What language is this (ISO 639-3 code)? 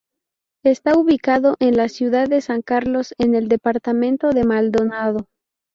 spa